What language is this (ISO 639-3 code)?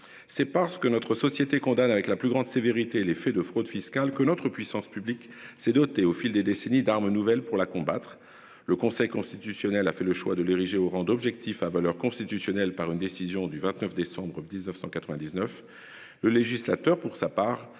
fra